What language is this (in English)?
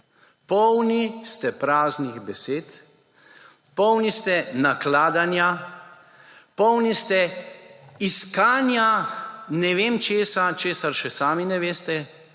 Slovenian